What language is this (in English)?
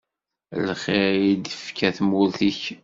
Kabyle